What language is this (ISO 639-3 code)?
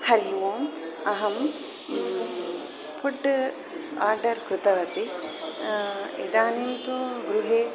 san